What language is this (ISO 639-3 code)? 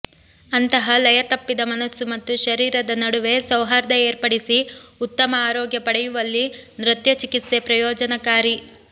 kan